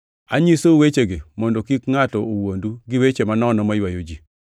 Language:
Luo (Kenya and Tanzania)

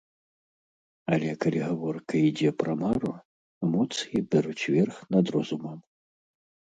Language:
Belarusian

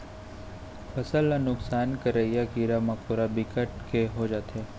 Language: Chhattisgarhi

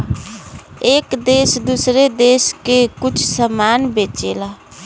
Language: Bhojpuri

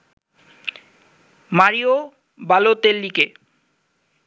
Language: Bangla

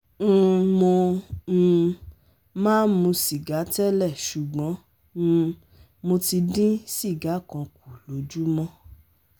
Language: Yoruba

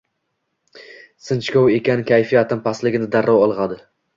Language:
Uzbek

